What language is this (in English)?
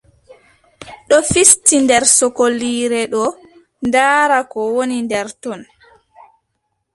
Adamawa Fulfulde